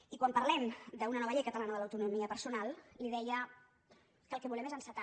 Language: Catalan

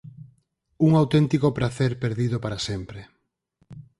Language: Galician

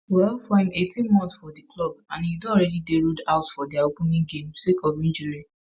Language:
Nigerian Pidgin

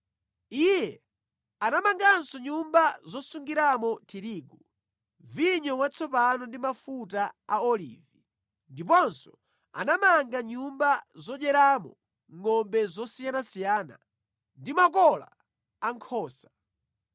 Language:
Nyanja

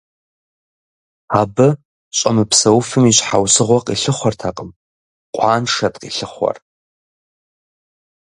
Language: Kabardian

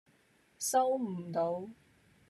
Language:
Cantonese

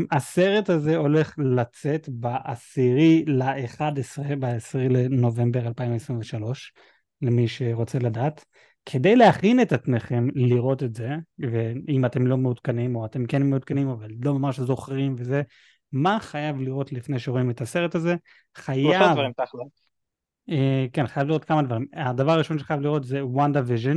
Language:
Hebrew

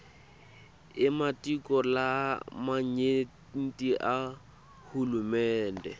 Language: Swati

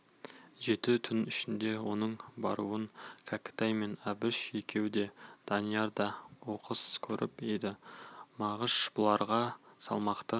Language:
Kazakh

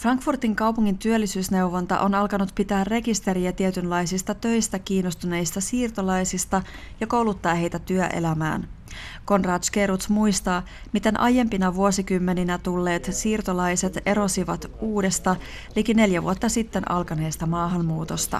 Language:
Finnish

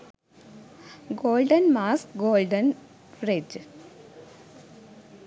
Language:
Sinhala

